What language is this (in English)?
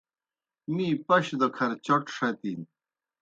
Kohistani Shina